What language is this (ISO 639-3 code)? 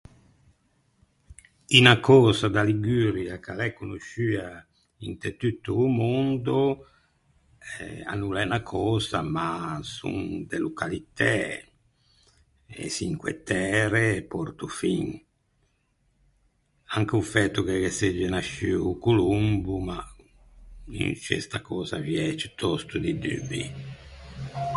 lij